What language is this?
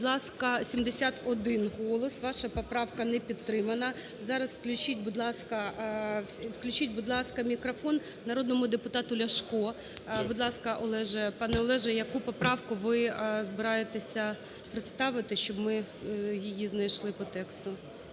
Ukrainian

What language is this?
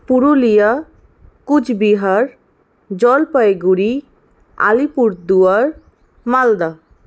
Bangla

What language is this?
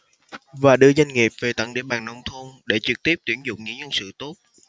Vietnamese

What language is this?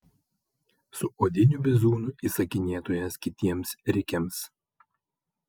Lithuanian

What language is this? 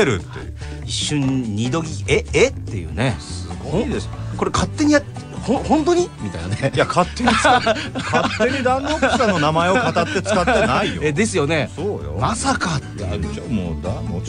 Japanese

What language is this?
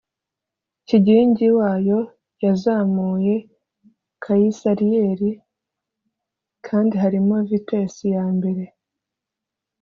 Kinyarwanda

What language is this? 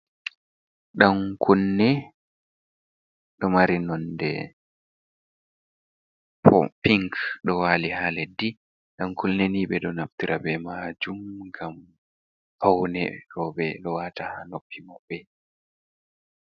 Fula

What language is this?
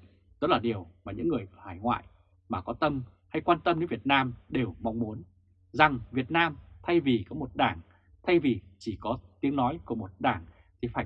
Vietnamese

